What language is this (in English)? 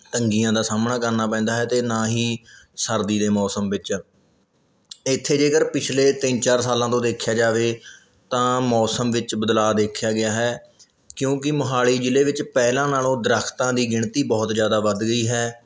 Punjabi